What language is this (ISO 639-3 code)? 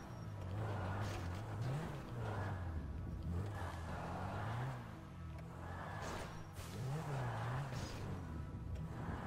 ita